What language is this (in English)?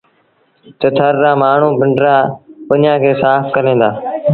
Sindhi Bhil